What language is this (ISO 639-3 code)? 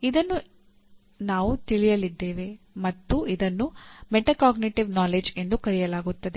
kan